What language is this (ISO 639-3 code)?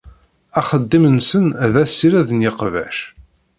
kab